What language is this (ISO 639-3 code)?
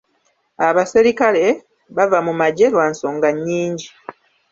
lug